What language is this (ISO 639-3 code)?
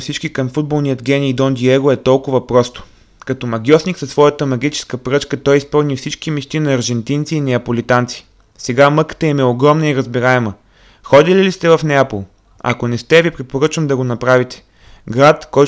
bul